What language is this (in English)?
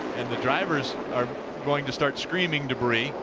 English